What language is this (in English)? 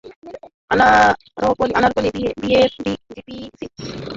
Bangla